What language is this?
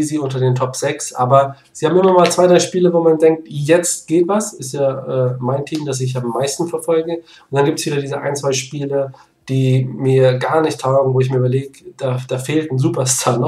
German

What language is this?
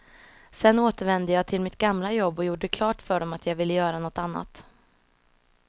Swedish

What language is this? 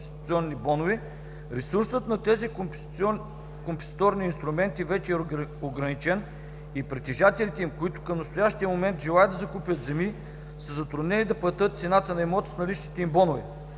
Bulgarian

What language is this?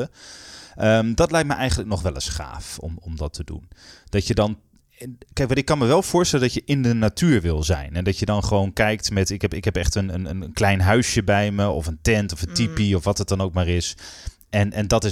Dutch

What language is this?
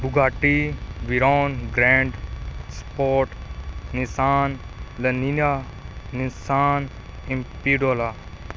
Punjabi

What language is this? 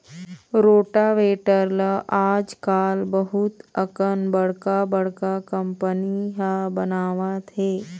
Chhattisgarhi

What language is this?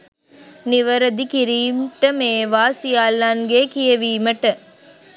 Sinhala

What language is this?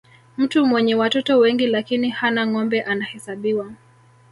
Swahili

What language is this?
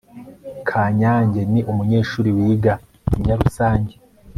Kinyarwanda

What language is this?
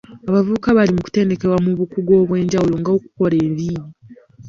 Ganda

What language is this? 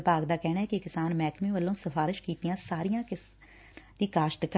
Punjabi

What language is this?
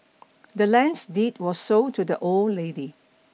English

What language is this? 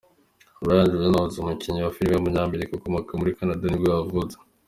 Kinyarwanda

